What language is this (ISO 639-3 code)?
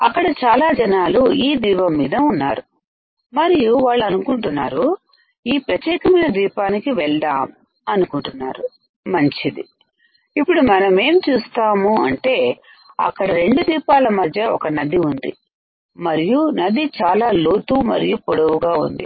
tel